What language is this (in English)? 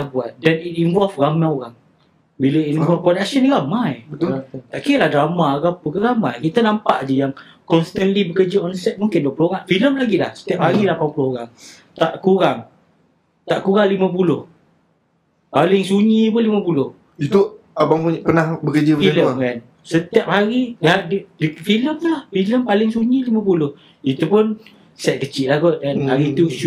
Malay